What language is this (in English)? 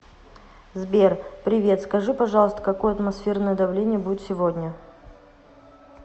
Russian